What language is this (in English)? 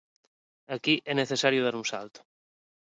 Galician